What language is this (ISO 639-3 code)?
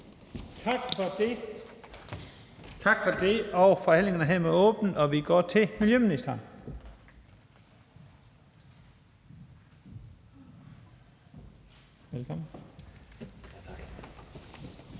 dan